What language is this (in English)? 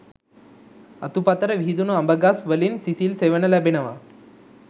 Sinhala